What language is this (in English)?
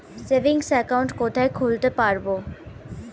Bangla